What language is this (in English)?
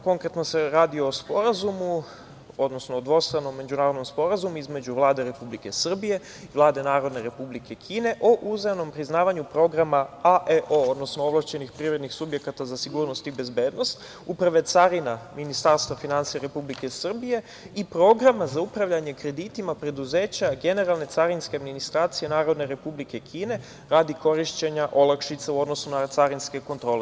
Serbian